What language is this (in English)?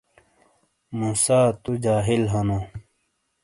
Shina